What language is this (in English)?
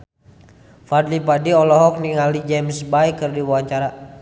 Sundanese